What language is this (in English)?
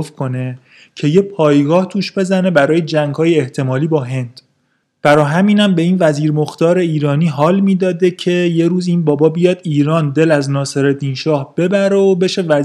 Persian